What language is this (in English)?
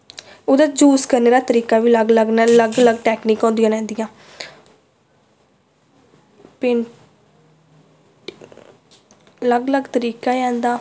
Dogri